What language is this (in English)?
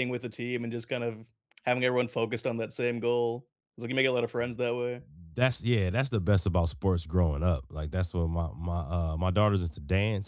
English